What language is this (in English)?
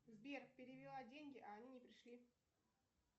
Russian